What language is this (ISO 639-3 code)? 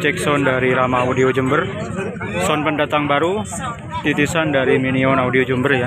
ind